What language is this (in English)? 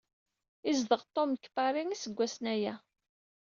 Kabyle